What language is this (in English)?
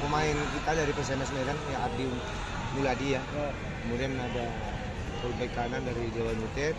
Indonesian